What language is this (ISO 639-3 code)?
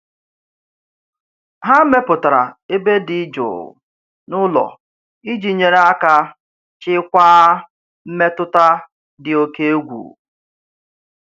ibo